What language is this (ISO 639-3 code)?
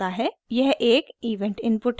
hin